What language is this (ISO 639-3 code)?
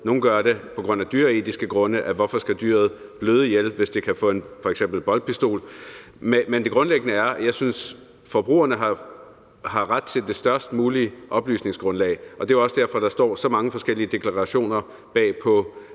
dan